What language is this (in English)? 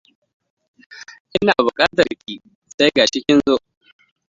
Hausa